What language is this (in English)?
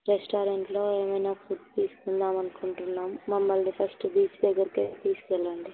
Telugu